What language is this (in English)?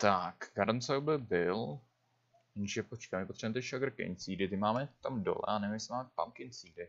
Czech